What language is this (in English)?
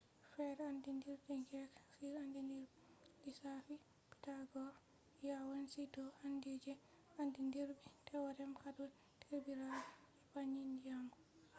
Fula